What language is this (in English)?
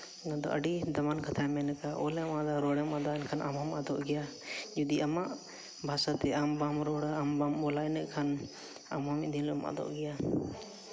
Santali